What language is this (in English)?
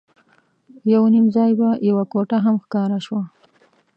Pashto